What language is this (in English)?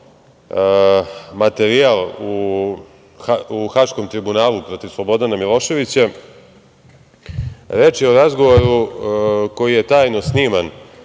Serbian